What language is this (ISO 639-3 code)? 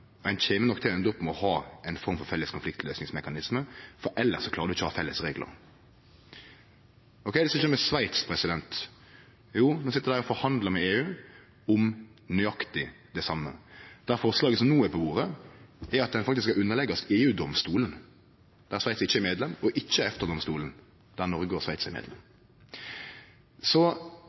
nno